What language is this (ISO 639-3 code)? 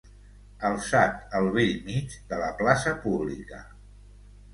cat